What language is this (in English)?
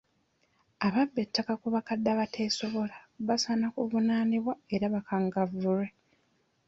Ganda